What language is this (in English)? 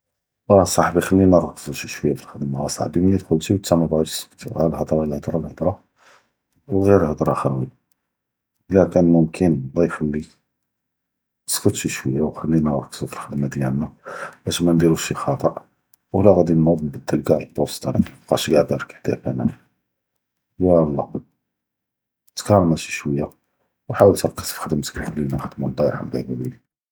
Judeo-Arabic